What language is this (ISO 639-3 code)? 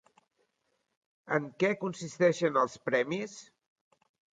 cat